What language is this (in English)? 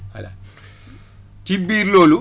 Wolof